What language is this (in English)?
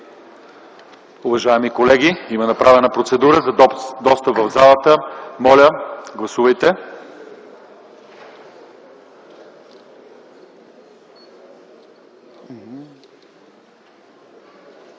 Bulgarian